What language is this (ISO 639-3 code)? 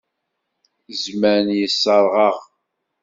kab